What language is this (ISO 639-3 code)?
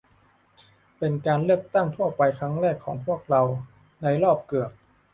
tha